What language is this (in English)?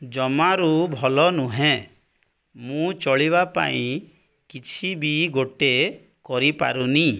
Odia